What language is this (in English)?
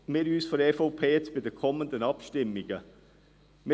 Swiss German